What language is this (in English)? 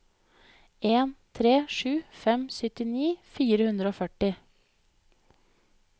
Norwegian